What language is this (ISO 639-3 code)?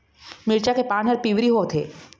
hne